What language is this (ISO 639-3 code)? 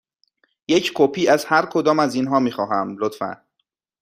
fas